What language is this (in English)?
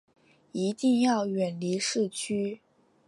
Chinese